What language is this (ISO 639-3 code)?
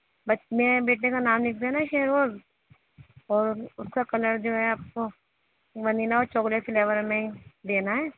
urd